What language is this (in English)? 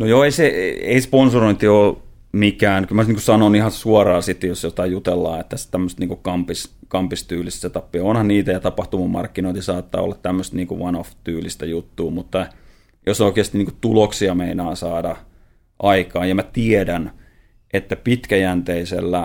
Finnish